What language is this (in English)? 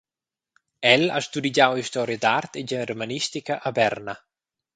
Romansh